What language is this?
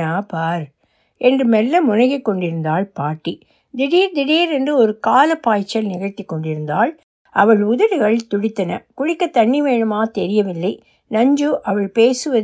Tamil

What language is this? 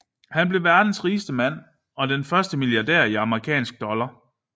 Danish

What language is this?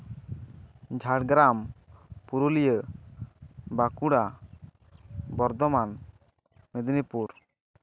Santali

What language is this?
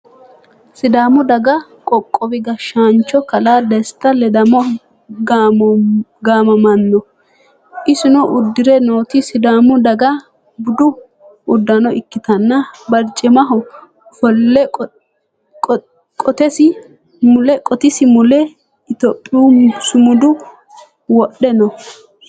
Sidamo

